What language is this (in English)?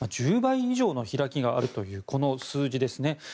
Japanese